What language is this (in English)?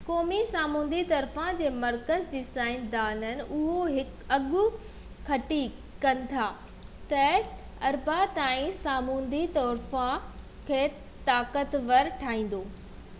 Sindhi